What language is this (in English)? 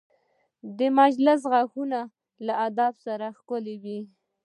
Pashto